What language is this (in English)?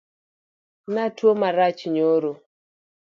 Luo (Kenya and Tanzania)